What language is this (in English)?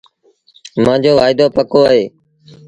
Sindhi Bhil